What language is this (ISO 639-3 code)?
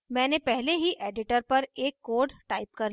hin